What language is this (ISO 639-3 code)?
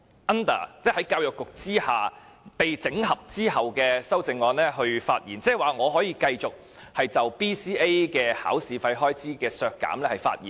yue